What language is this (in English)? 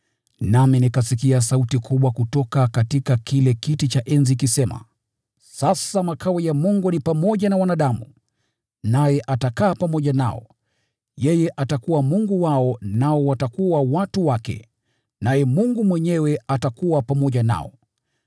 Swahili